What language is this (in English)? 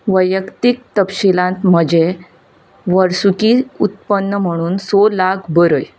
Konkani